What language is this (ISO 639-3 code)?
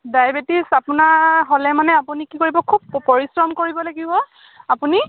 asm